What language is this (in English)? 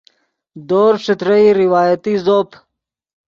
Yidgha